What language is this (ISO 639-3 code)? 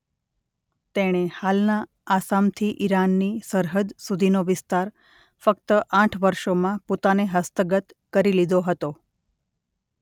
guj